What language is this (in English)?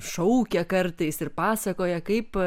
Lithuanian